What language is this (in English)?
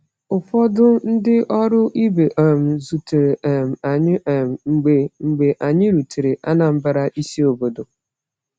Igbo